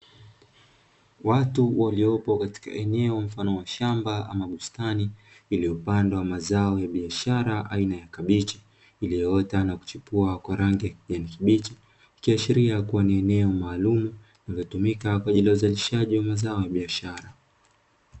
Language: Swahili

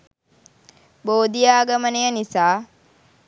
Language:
Sinhala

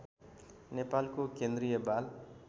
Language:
Nepali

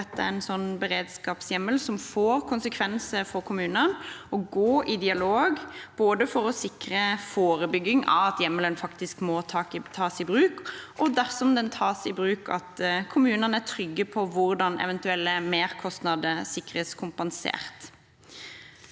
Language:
Norwegian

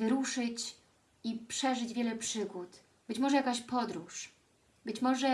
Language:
Polish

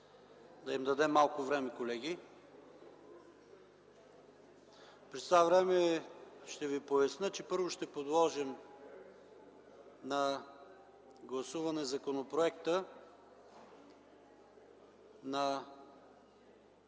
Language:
Bulgarian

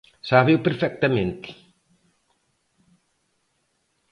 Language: Galician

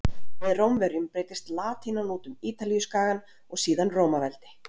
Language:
Icelandic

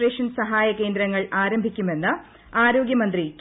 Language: Malayalam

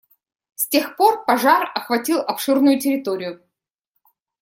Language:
Russian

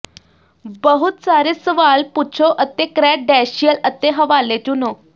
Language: Punjabi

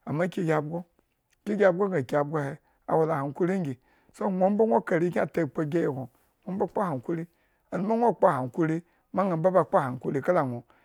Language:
Eggon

